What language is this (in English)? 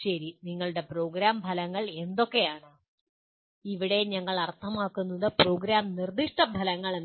Malayalam